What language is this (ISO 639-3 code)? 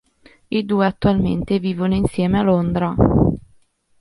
ita